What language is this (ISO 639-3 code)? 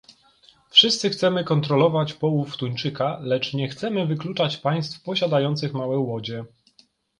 pol